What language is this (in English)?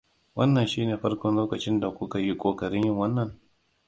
Hausa